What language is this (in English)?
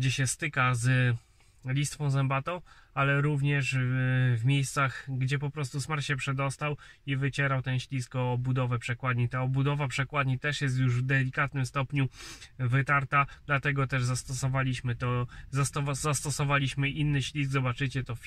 Polish